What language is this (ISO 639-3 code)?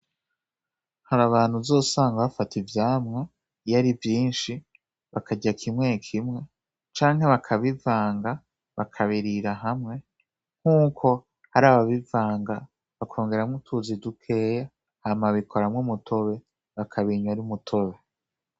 run